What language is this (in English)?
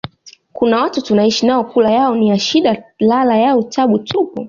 Swahili